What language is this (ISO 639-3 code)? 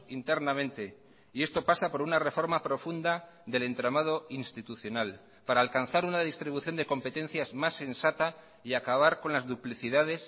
spa